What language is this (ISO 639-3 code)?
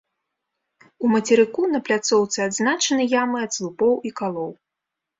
bel